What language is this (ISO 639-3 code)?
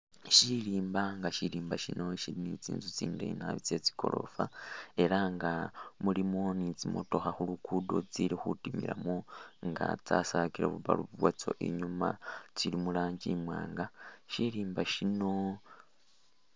myx